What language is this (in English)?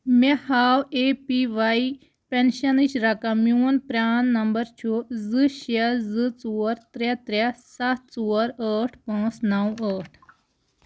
Kashmiri